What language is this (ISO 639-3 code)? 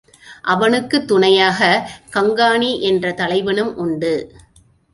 tam